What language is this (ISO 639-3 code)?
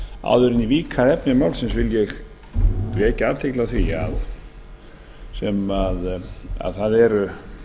isl